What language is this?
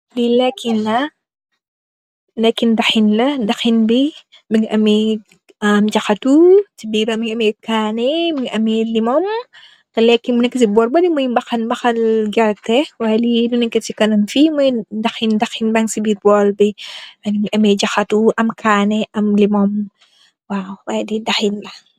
Wolof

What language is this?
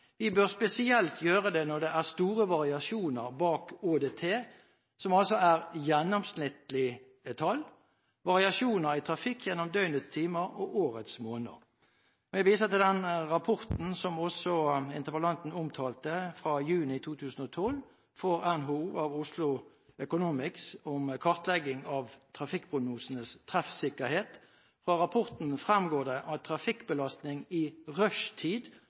Norwegian Bokmål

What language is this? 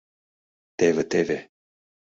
Mari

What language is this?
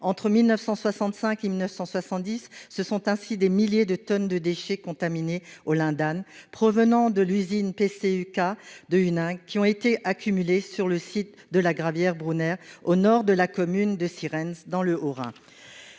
French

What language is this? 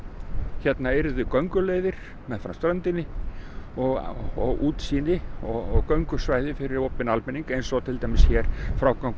Icelandic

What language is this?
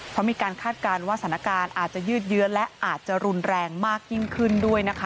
Thai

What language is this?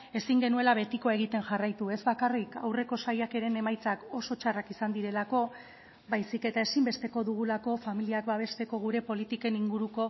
Basque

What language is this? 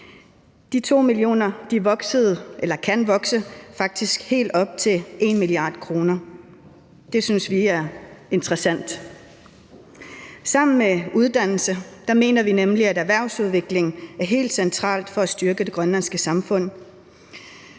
Danish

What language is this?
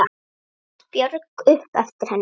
Icelandic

